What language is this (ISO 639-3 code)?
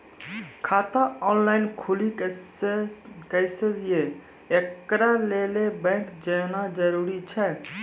mai